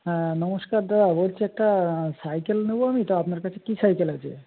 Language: Bangla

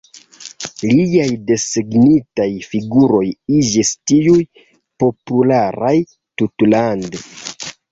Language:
Esperanto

